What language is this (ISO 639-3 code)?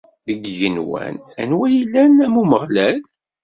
kab